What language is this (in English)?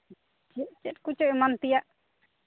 Santali